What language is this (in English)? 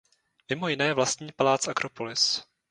Czech